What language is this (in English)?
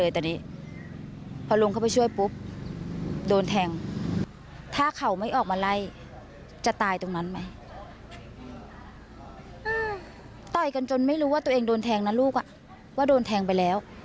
Thai